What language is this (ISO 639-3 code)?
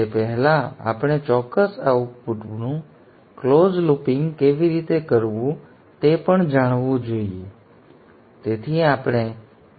guj